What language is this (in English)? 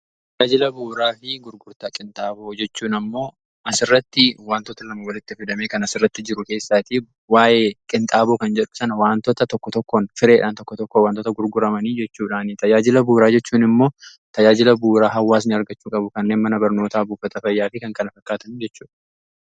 Oromo